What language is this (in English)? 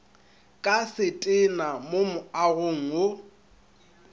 Northern Sotho